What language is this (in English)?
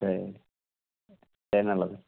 Tamil